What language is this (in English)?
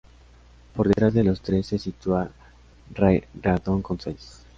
Spanish